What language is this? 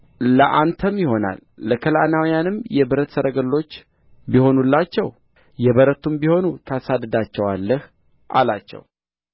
Amharic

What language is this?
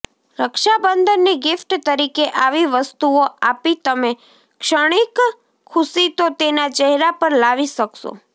Gujarati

